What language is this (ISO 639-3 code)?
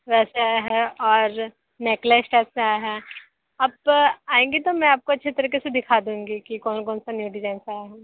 hin